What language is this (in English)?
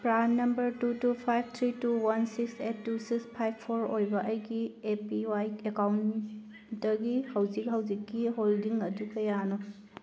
Manipuri